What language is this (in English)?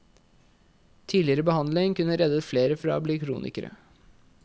Norwegian